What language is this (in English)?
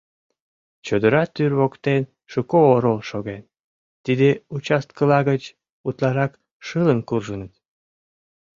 Mari